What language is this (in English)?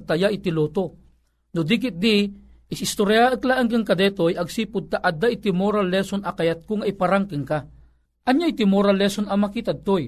Filipino